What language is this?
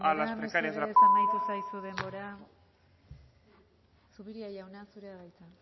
Basque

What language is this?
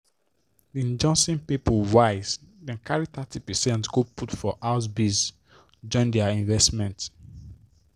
Nigerian Pidgin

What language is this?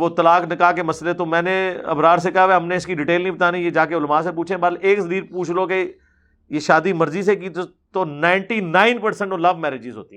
Urdu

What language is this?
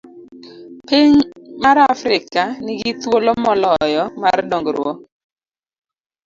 Luo (Kenya and Tanzania)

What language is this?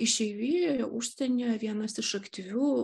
Lithuanian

